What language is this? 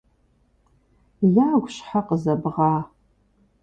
Kabardian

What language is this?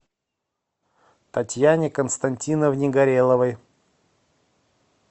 Russian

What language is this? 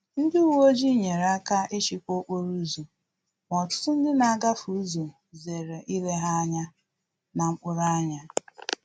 Igbo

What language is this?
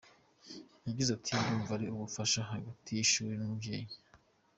Kinyarwanda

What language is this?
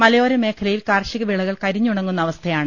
Malayalam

